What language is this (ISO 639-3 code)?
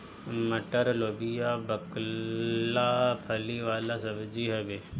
bho